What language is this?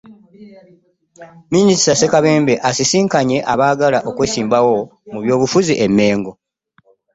Ganda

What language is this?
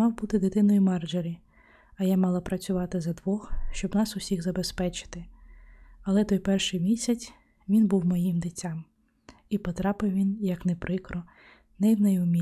Ukrainian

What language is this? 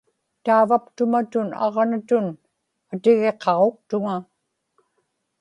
Inupiaq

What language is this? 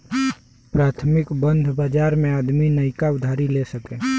Bhojpuri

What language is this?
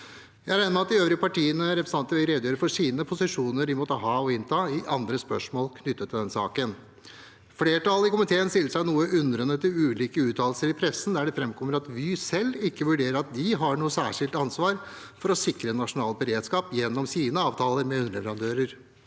Norwegian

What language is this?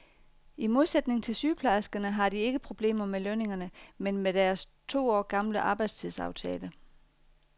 Danish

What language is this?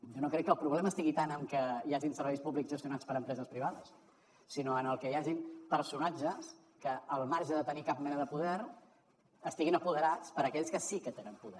Catalan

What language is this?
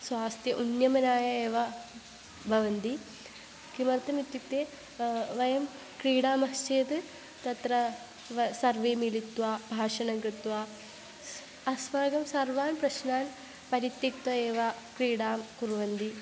Sanskrit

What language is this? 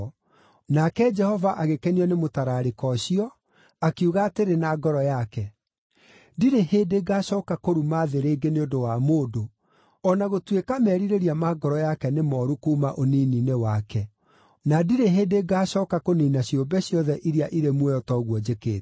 Kikuyu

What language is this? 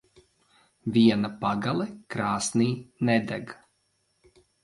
Latvian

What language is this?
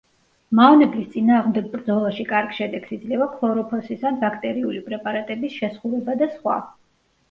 Georgian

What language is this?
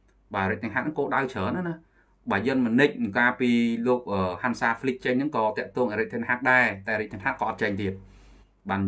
Vietnamese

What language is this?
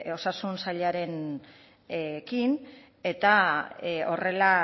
Basque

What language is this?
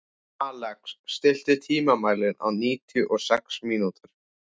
Icelandic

